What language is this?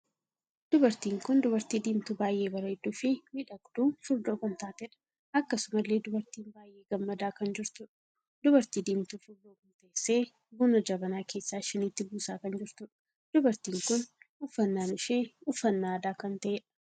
Oromo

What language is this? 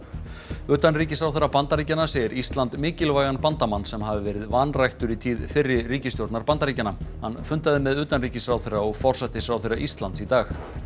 Icelandic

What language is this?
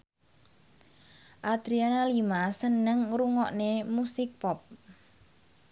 Javanese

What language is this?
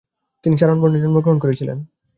Bangla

